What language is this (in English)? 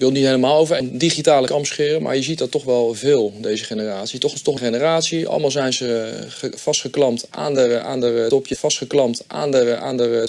Dutch